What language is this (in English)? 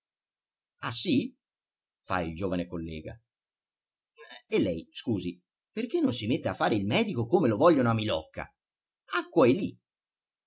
Italian